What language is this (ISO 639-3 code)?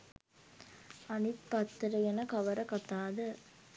sin